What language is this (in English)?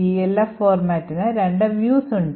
Malayalam